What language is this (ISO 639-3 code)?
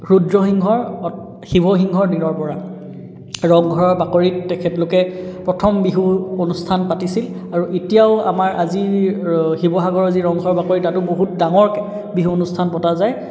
asm